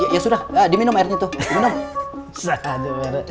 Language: Indonesian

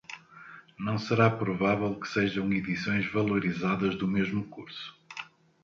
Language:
Portuguese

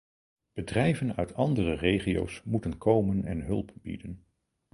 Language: Dutch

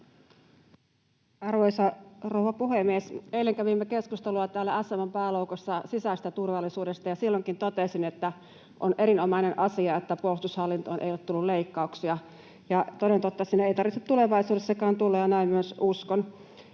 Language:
Finnish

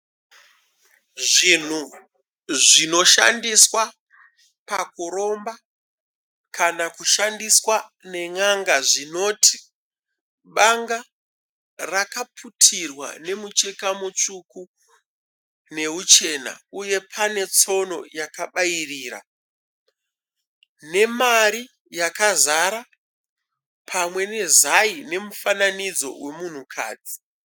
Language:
Shona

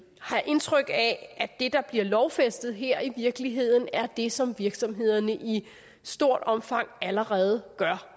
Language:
Danish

